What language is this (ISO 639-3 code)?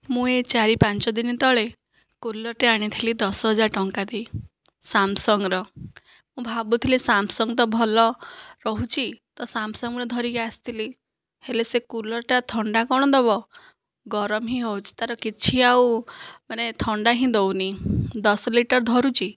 ori